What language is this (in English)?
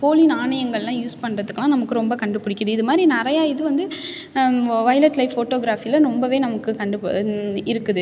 Tamil